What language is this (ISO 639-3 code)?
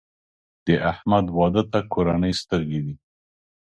pus